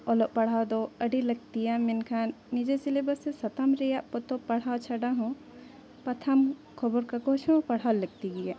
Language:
Santali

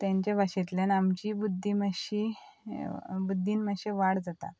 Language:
Konkani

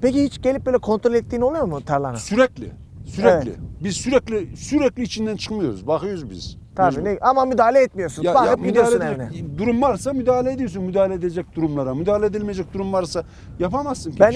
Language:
Turkish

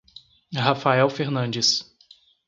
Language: Portuguese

